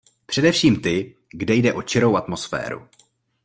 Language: Czech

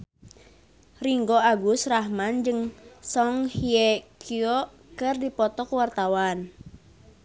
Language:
Sundanese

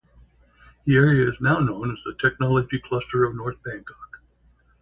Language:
English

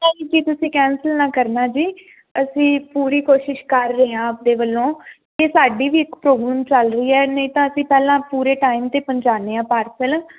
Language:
Punjabi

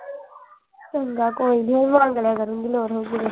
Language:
Punjabi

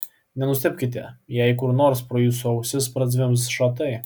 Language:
Lithuanian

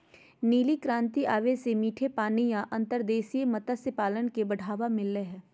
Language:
Magahi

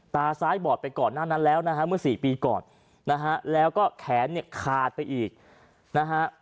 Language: Thai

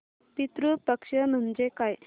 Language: Marathi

